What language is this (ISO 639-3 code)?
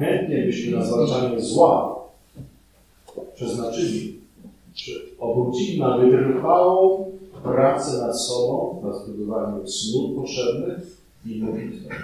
pol